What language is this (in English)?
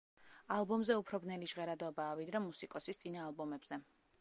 Georgian